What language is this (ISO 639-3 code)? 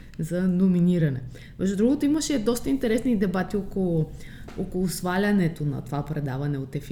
bul